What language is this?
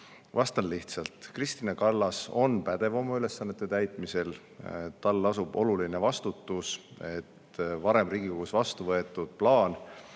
Estonian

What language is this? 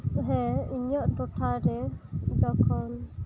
Santali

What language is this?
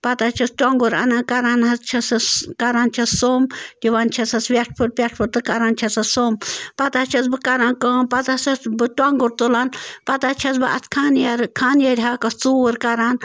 Kashmiri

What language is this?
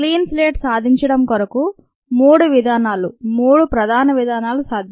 Telugu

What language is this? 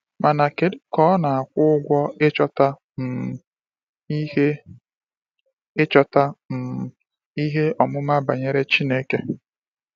Igbo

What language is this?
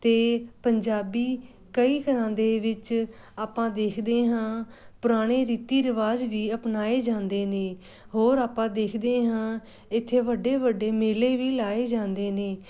Punjabi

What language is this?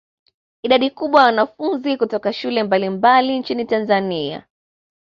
Swahili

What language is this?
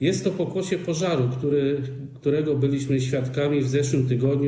Polish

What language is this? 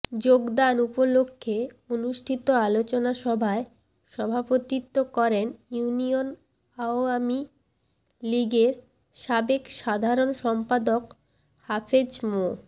Bangla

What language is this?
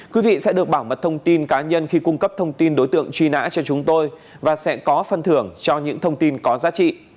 Vietnamese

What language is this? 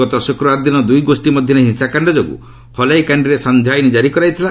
Odia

